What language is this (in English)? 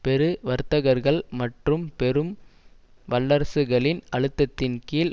Tamil